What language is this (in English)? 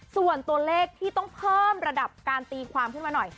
Thai